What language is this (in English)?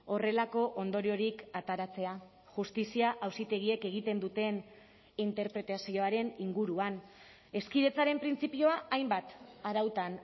Basque